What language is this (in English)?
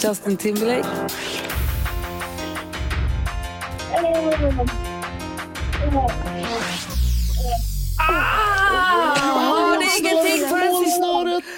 Swedish